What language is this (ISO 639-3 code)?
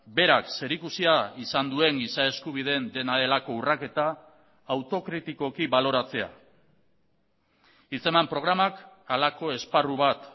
eus